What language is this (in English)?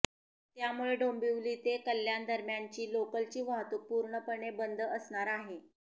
Marathi